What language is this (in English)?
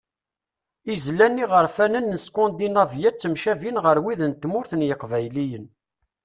Kabyle